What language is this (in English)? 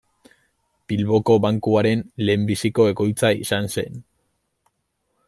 Basque